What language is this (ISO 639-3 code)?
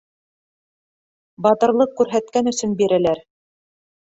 bak